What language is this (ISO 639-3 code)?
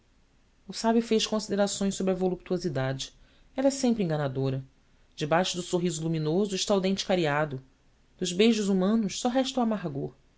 por